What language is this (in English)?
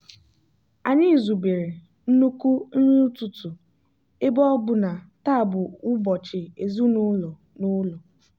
Igbo